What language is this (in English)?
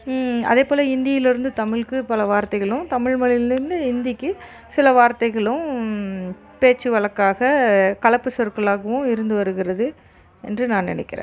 Tamil